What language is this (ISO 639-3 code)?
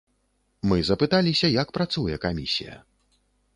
bel